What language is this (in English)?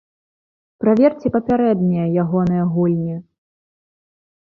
Belarusian